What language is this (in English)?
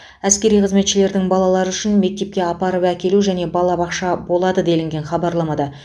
Kazakh